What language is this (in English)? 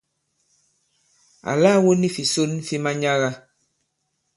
Bankon